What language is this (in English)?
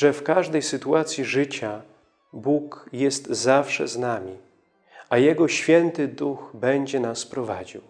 Polish